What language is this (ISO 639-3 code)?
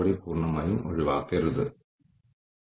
mal